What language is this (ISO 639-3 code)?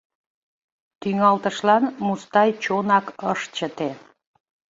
chm